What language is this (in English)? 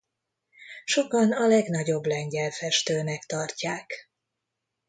Hungarian